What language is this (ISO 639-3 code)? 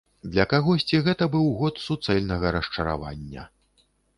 bel